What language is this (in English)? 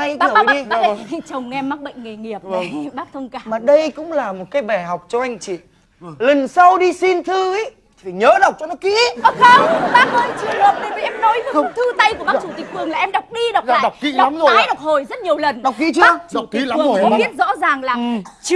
Vietnamese